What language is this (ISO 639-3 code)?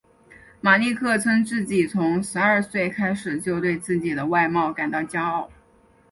zho